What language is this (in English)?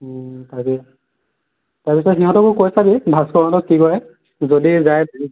Assamese